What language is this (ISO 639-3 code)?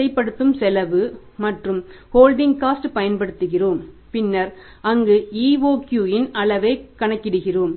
tam